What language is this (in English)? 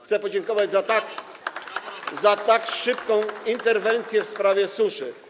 Polish